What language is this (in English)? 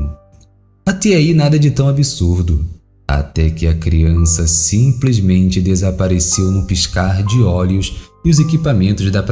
Portuguese